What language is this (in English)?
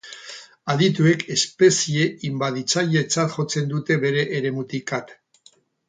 Basque